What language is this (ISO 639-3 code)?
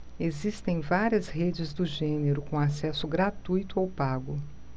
por